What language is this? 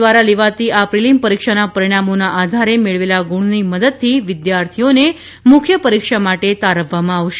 Gujarati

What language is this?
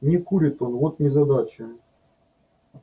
Russian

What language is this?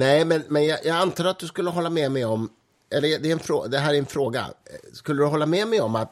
Swedish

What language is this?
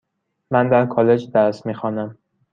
Persian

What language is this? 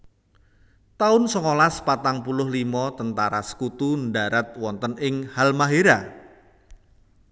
Javanese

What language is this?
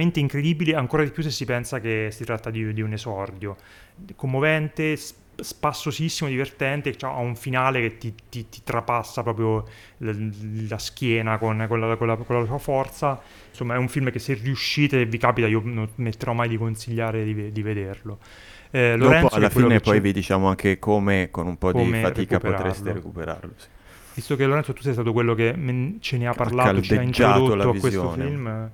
Italian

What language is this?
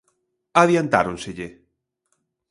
Galician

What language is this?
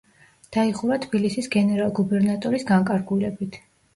Georgian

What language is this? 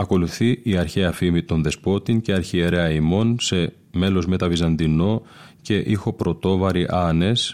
Greek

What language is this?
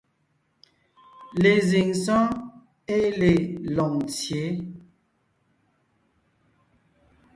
Ngiemboon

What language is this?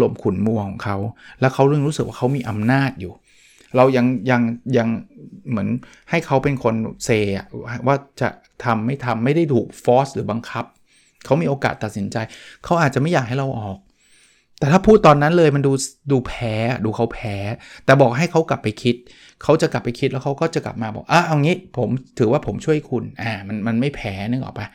Thai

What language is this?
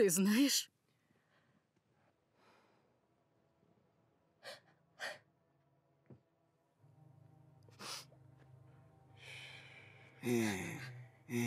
Russian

